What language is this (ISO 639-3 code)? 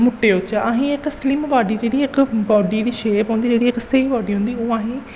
doi